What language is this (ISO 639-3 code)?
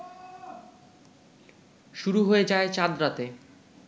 ben